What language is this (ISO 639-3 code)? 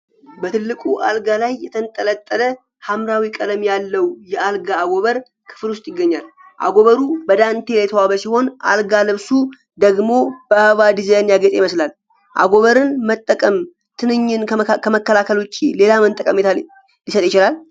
amh